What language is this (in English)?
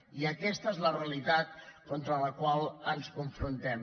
Catalan